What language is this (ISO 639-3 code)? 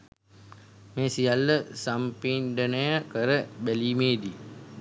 sin